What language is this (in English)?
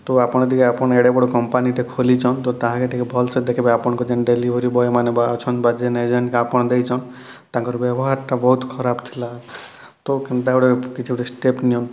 Odia